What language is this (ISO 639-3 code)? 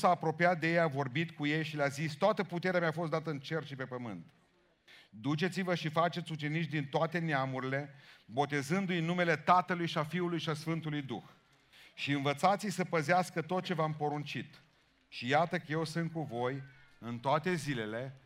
ron